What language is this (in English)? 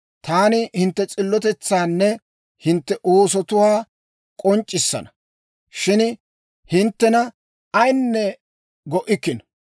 Dawro